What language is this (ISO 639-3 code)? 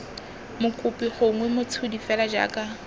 tsn